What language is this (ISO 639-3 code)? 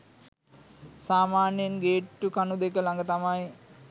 sin